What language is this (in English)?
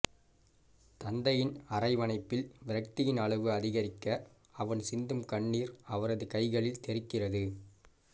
Tamil